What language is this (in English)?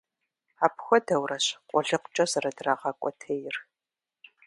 Kabardian